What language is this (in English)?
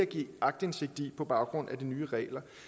Danish